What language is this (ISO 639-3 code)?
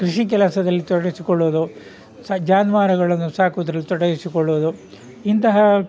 kan